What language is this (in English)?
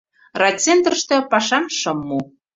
Mari